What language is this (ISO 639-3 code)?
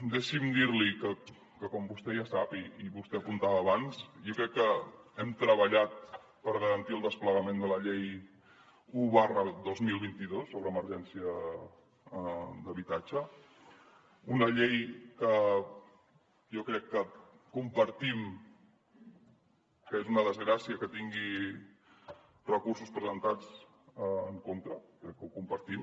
cat